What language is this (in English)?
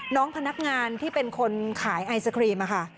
Thai